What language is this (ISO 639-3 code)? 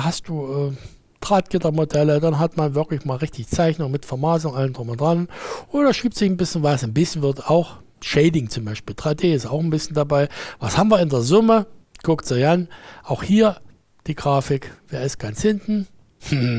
deu